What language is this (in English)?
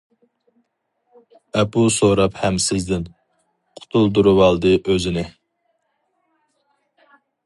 Uyghur